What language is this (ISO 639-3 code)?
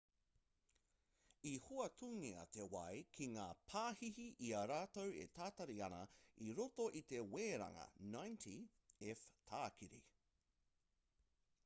mri